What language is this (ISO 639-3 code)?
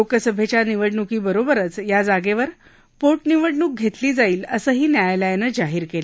mar